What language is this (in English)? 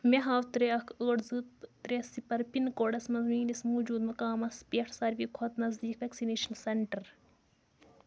Kashmiri